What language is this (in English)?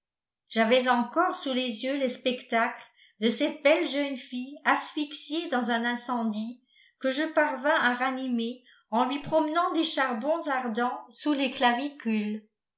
French